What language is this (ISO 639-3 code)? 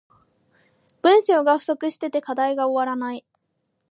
jpn